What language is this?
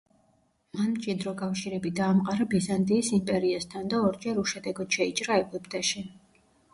Georgian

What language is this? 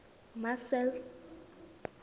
Southern Sotho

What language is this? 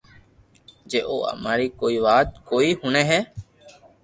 Loarki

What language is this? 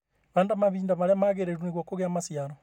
Kikuyu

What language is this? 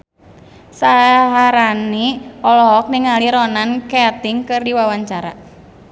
Sundanese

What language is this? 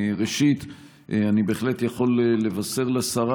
Hebrew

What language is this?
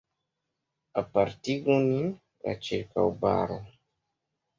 Esperanto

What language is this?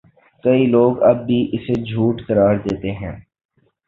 Urdu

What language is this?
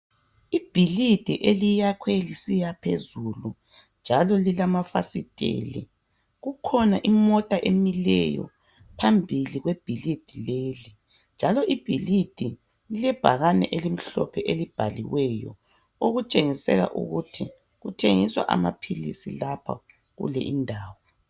North Ndebele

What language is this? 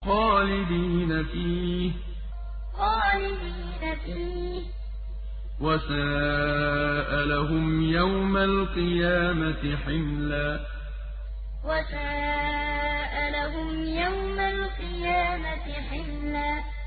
Arabic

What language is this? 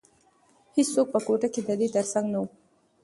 Pashto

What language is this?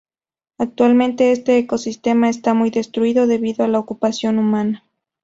Spanish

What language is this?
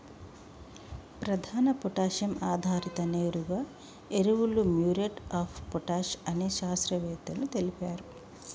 Telugu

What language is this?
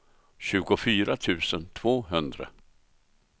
Swedish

